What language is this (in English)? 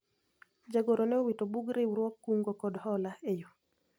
Luo (Kenya and Tanzania)